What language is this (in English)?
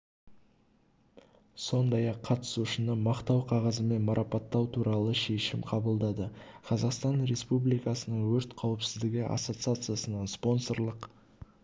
Kazakh